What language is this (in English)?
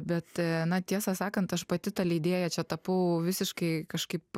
Lithuanian